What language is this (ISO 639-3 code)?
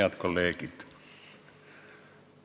est